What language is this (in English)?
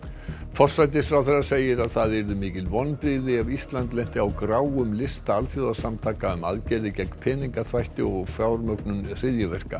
Icelandic